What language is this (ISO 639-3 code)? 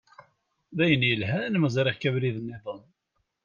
kab